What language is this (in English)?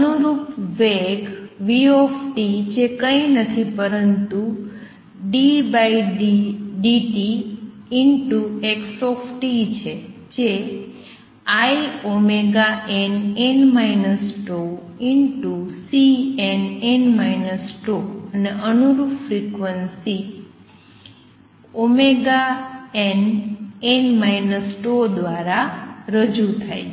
Gujarati